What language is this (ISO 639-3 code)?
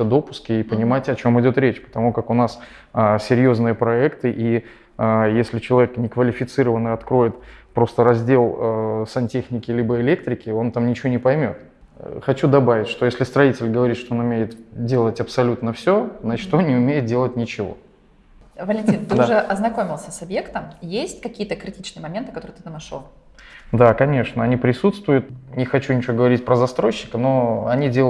rus